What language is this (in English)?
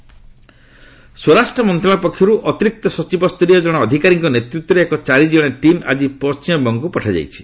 Odia